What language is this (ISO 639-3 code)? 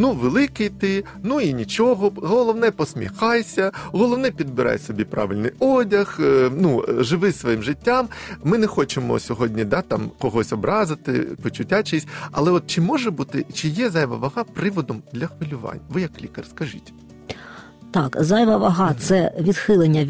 ukr